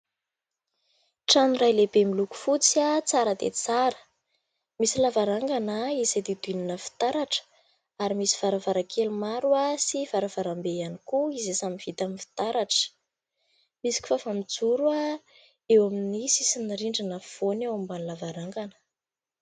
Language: Malagasy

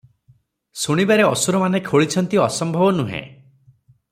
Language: Odia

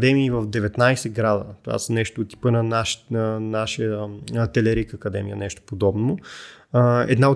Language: Bulgarian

